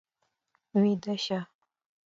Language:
Pashto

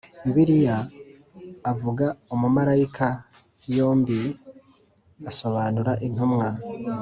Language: Kinyarwanda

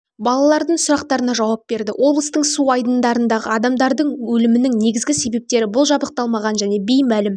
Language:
Kazakh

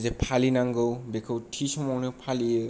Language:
Bodo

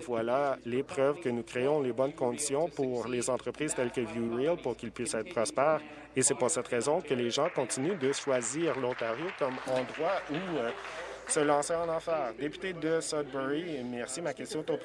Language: French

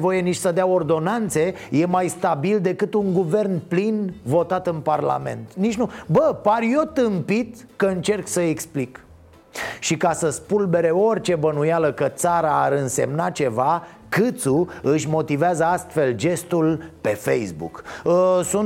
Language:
Romanian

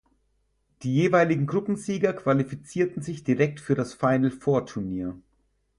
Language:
German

